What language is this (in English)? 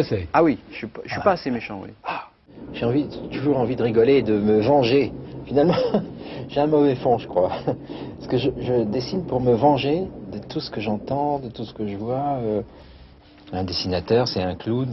French